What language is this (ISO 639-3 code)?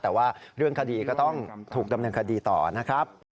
tha